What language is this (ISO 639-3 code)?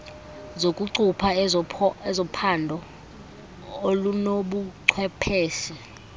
xho